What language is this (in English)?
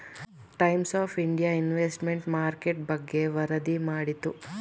Kannada